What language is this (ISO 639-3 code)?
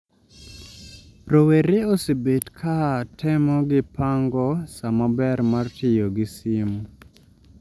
luo